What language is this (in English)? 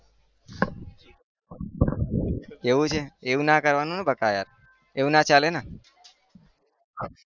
Gujarati